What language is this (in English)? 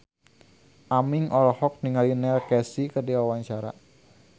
Sundanese